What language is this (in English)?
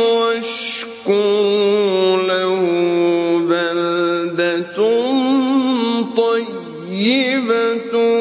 Arabic